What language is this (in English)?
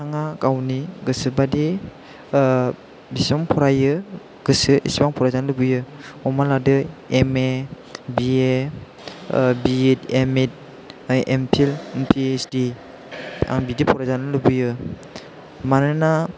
Bodo